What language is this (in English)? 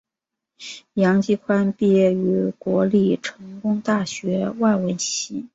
Chinese